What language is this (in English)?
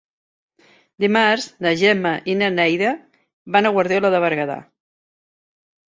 Catalan